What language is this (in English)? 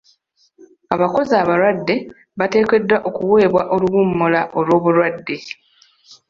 Ganda